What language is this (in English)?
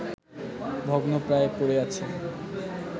Bangla